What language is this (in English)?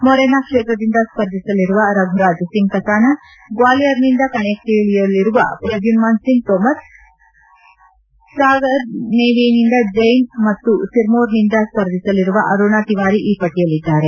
Kannada